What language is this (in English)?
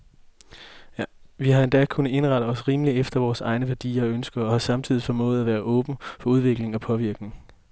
Danish